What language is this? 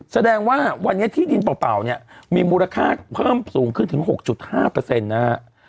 Thai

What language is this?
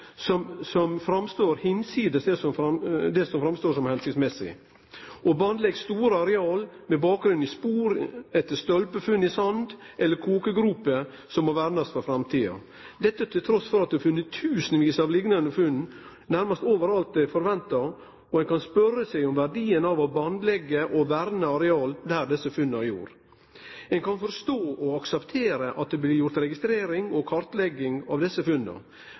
Norwegian Nynorsk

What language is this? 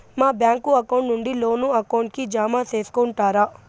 Telugu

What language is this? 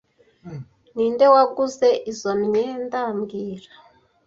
Kinyarwanda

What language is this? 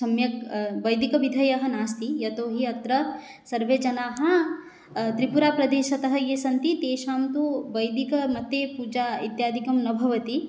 Sanskrit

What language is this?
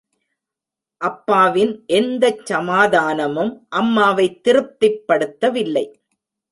Tamil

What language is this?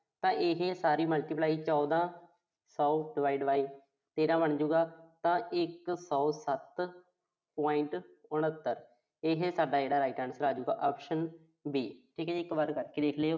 Punjabi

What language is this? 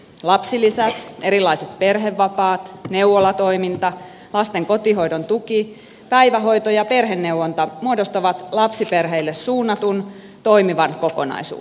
Finnish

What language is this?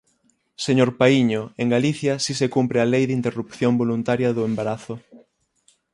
Galician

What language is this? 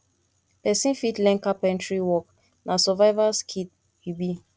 Nigerian Pidgin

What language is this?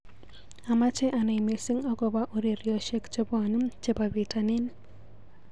Kalenjin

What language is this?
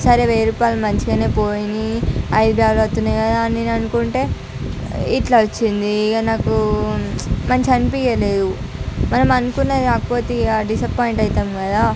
Telugu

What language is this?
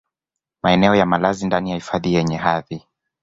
Swahili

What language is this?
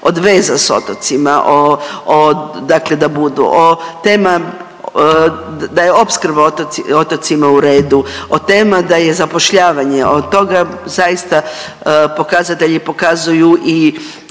Croatian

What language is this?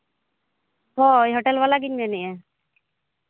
Santali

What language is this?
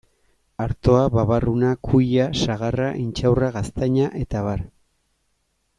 Basque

